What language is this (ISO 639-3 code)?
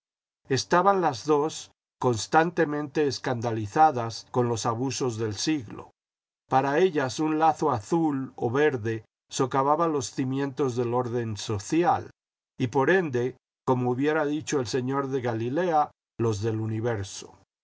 spa